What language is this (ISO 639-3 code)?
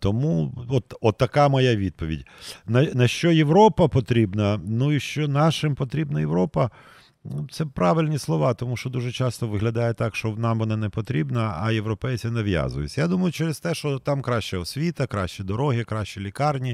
ukr